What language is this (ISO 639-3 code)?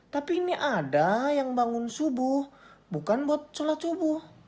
ind